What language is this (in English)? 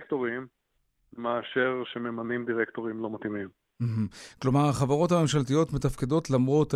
Hebrew